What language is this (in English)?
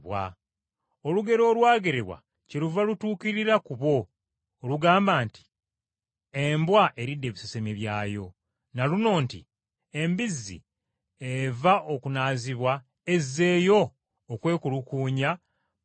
Ganda